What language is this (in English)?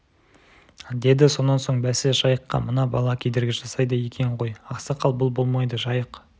Kazakh